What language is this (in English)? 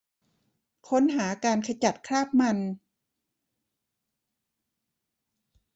Thai